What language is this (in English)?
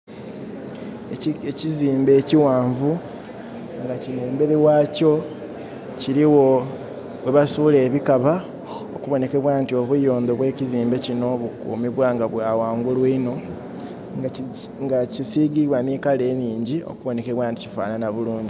Soga